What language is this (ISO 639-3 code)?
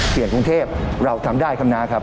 tha